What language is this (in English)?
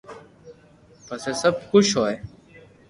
Loarki